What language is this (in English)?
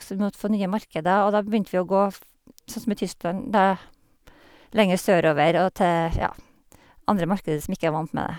Norwegian